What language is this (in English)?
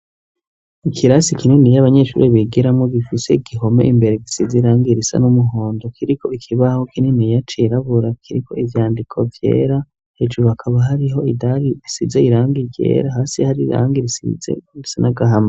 Rundi